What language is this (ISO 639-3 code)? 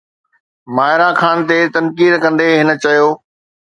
snd